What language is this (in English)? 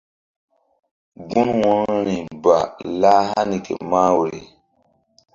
Mbum